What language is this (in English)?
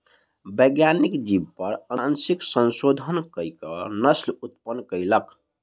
Maithili